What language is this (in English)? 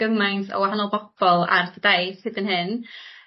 Welsh